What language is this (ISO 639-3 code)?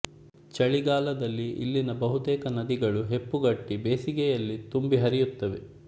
kan